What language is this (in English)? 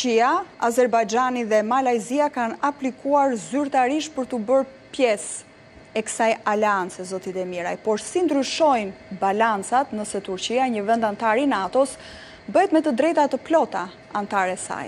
Romanian